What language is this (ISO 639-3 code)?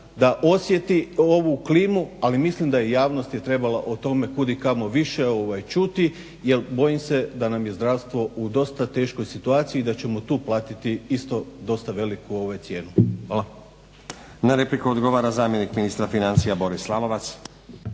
hrv